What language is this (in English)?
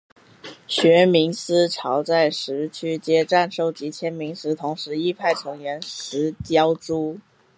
Chinese